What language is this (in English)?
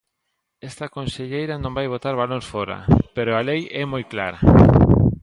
Galician